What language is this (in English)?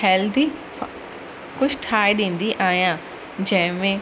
Sindhi